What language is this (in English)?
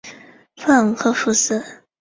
Chinese